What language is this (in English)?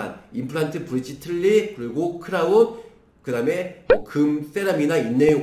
Korean